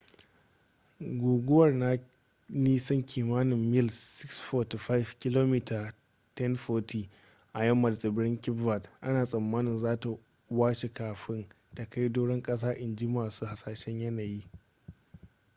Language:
Hausa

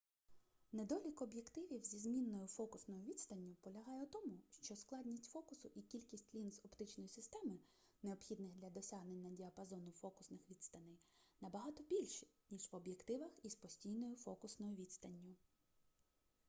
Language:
Ukrainian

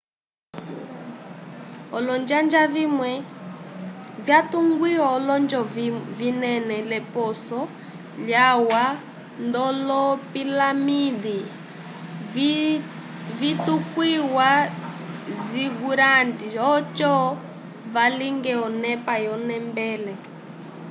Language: Umbundu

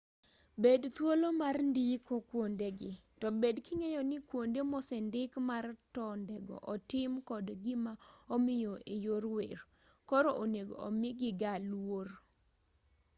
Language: Luo (Kenya and Tanzania)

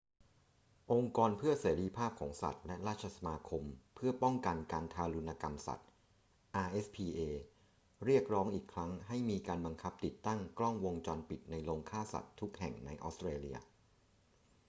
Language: Thai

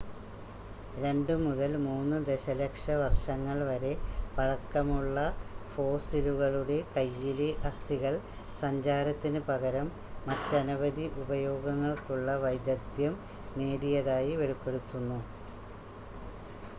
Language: Malayalam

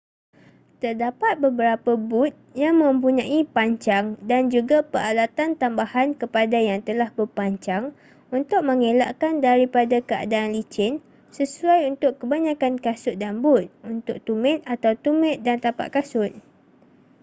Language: Malay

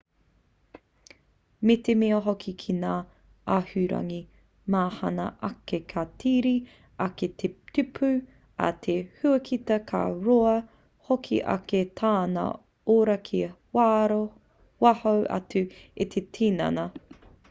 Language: Māori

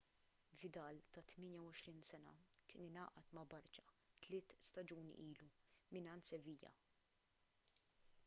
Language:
Maltese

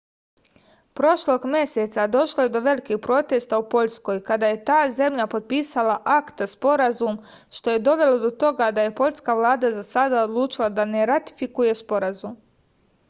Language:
Serbian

